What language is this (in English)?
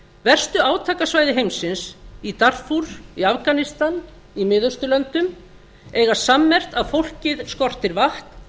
Icelandic